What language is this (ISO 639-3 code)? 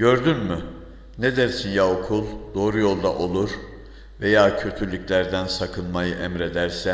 tur